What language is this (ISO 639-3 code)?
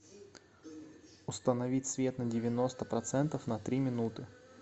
rus